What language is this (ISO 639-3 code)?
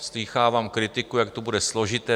ces